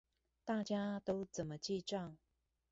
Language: Chinese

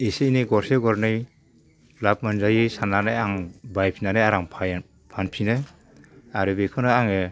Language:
Bodo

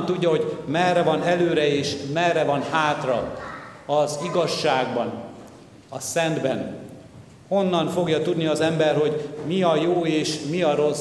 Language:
Hungarian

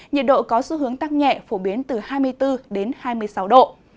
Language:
Vietnamese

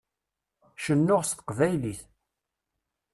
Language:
Kabyle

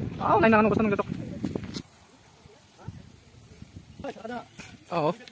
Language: Indonesian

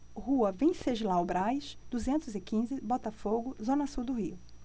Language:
Portuguese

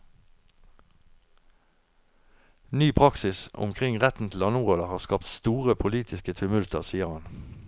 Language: Norwegian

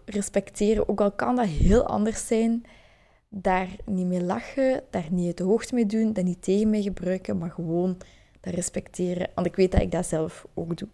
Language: Dutch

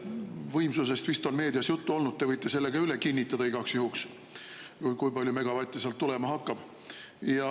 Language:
Estonian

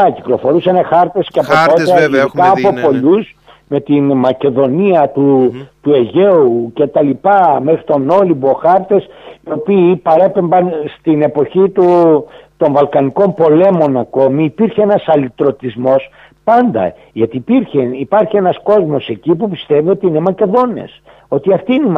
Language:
Greek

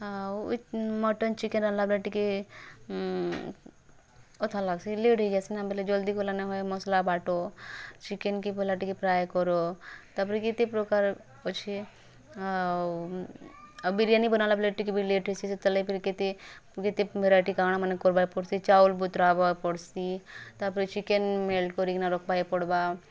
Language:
Odia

